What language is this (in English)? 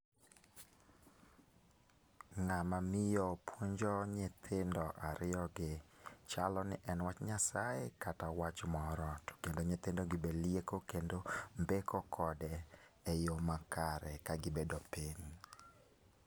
Luo (Kenya and Tanzania)